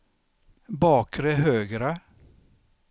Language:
Swedish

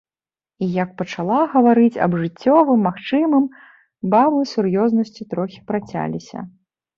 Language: Belarusian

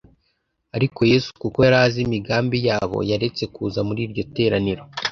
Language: Kinyarwanda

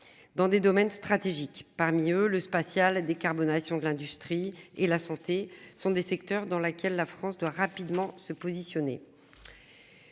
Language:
French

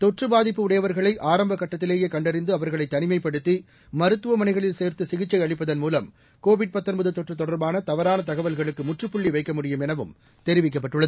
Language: Tamil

